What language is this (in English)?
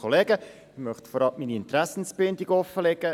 Swiss German